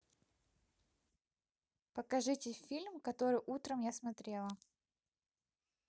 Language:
Russian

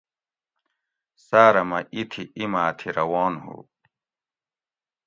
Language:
Gawri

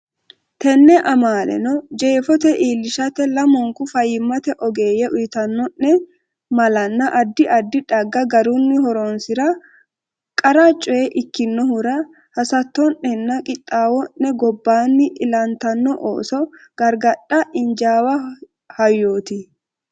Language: Sidamo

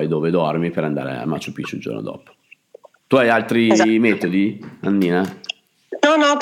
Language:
Italian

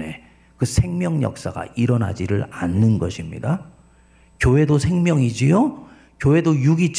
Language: Korean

